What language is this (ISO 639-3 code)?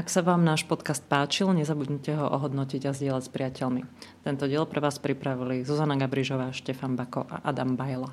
slk